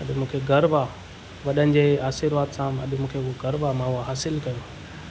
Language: Sindhi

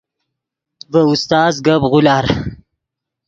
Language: Yidgha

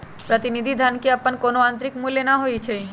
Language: Magahi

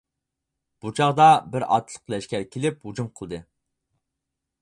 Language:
Uyghur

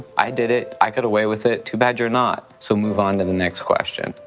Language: English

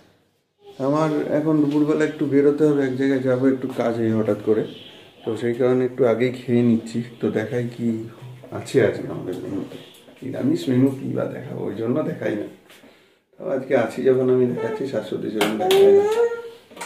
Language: Bangla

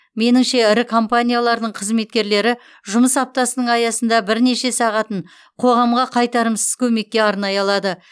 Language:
Kazakh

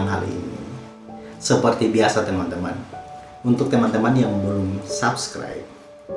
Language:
Indonesian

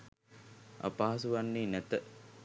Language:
Sinhala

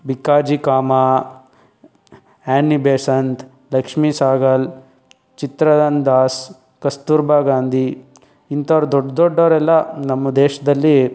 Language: Kannada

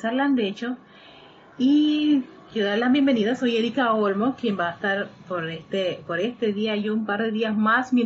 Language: Spanish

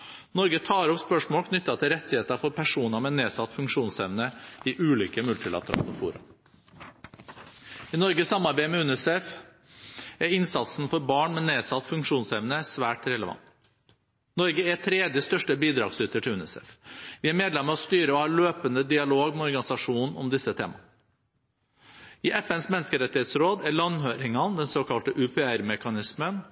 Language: Norwegian Bokmål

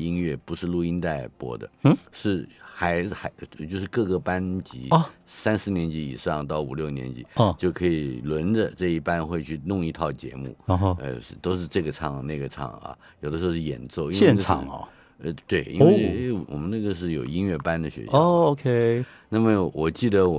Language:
Chinese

